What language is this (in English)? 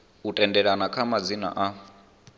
Venda